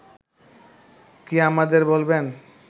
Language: Bangla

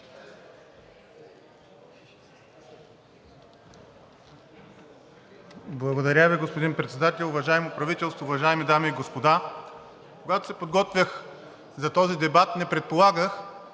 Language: Bulgarian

